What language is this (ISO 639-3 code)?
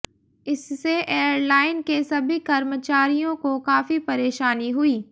hin